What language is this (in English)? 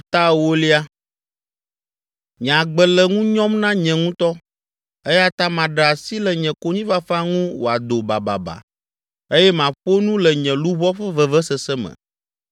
Ewe